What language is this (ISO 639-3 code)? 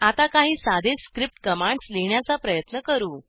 mar